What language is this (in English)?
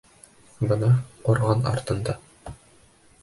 Bashkir